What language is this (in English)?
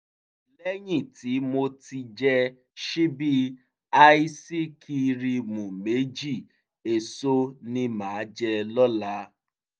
Yoruba